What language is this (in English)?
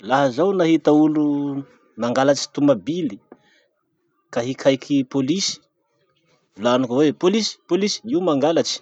Masikoro Malagasy